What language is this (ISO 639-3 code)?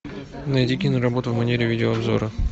rus